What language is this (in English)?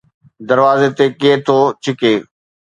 Sindhi